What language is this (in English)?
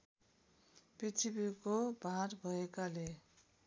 Nepali